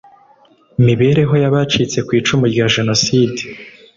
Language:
Kinyarwanda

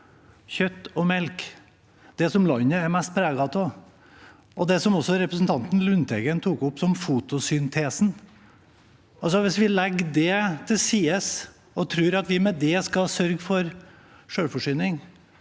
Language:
Norwegian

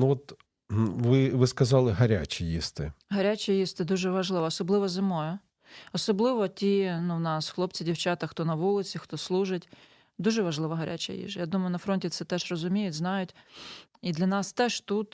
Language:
Ukrainian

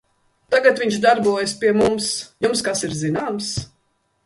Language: Latvian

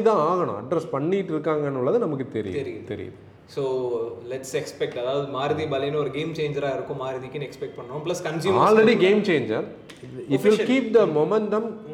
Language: Tamil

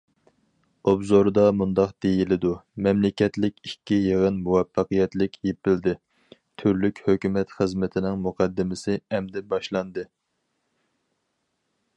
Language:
Uyghur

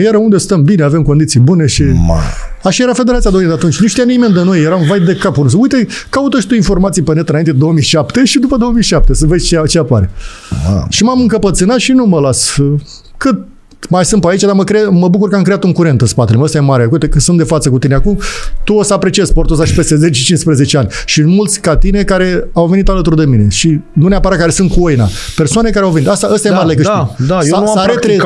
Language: Romanian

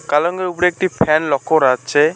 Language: Bangla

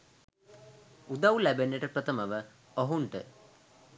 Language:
Sinhala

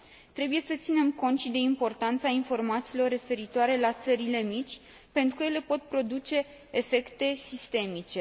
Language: Romanian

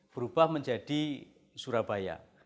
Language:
Indonesian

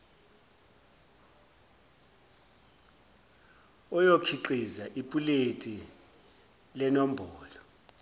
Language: Zulu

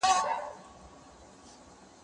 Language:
Pashto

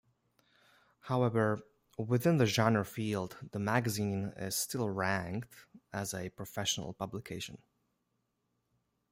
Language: English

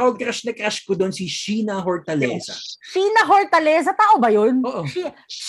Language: Filipino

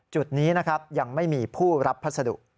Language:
Thai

